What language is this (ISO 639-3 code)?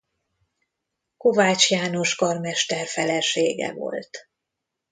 hun